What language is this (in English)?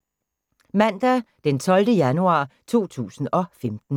Danish